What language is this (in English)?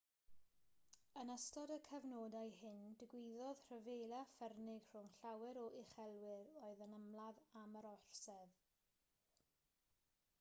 Welsh